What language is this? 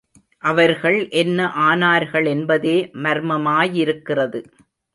Tamil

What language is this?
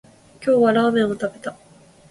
Japanese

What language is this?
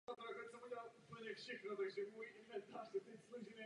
Czech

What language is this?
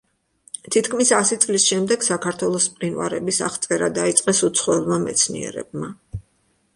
Georgian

